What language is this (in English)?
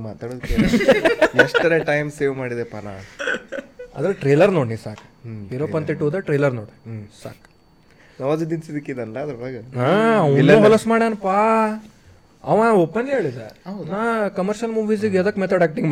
Kannada